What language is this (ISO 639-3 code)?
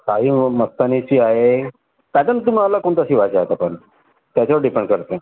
mar